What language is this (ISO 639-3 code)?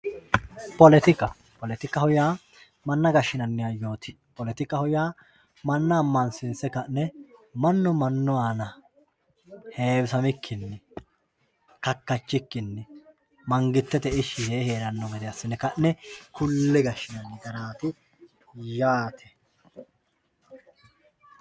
sid